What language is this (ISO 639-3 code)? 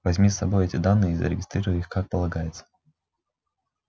rus